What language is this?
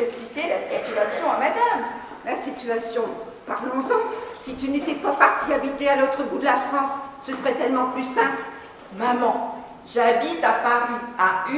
French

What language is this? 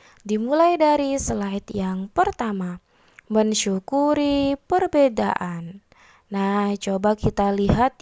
Indonesian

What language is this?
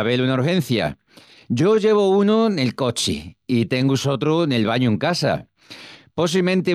Extremaduran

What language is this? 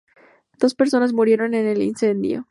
Spanish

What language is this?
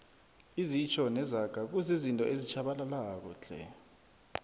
South Ndebele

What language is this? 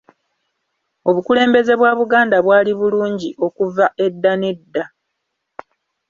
Ganda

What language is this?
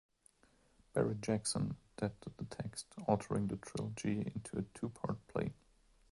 English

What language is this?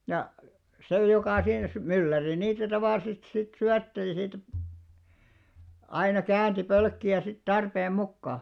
Finnish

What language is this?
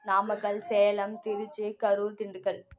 Tamil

